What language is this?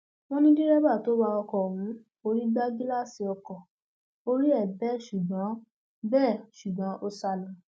Yoruba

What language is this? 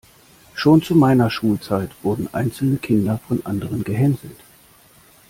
German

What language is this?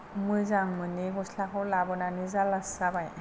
Bodo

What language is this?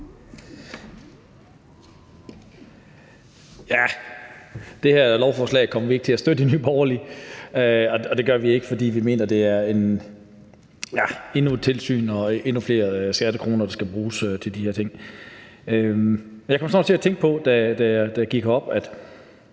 Danish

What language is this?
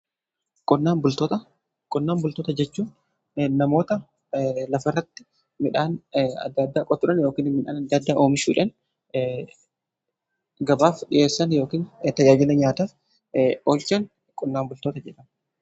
Oromo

